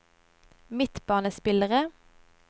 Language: Norwegian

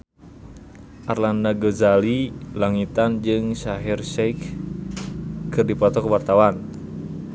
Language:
Sundanese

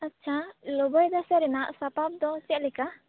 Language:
Santali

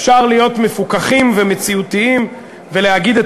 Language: Hebrew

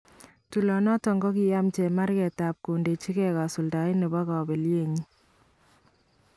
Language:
Kalenjin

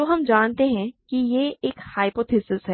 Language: Hindi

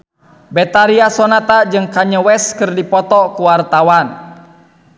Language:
Sundanese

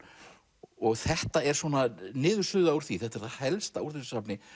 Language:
Icelandic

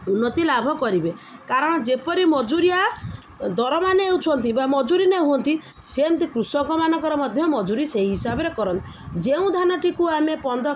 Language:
Odia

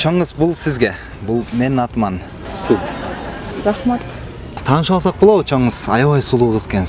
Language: Turkish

